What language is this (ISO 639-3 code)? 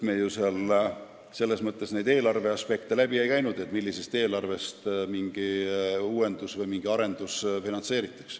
est